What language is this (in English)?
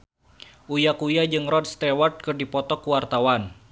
Sundanese